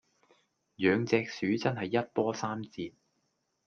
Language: Cantonese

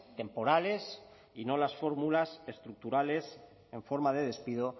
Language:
Spanish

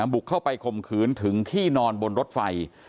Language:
Thai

